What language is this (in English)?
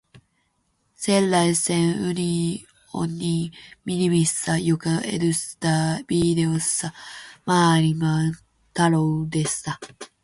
Finnish